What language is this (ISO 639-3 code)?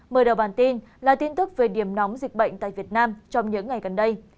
vie